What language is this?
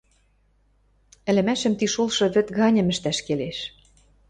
Western Mari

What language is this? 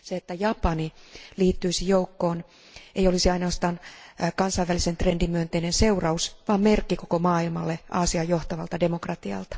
Finnish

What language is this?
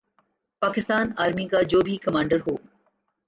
Urdu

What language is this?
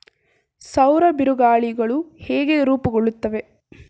Kannada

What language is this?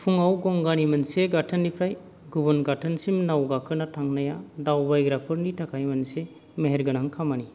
Bodo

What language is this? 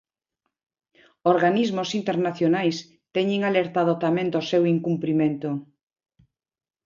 Galician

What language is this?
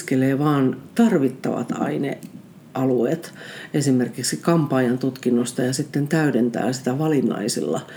Finnish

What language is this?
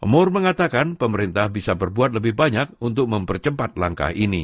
Indonesian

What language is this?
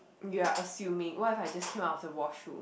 English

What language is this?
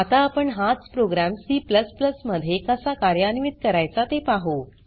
Marathi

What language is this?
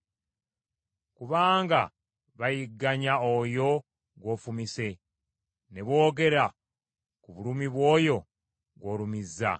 Ganda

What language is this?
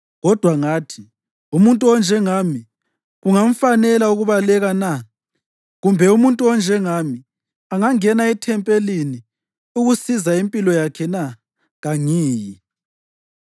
North Ndebele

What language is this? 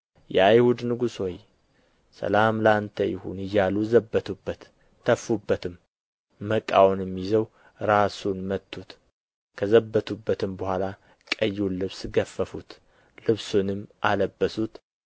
Amharic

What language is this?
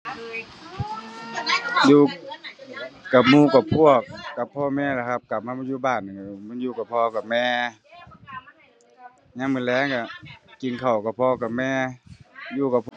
Thai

